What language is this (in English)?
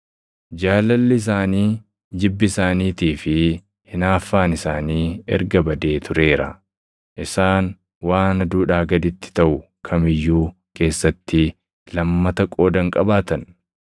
Oromo